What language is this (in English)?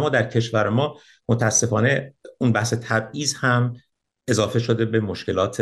Persian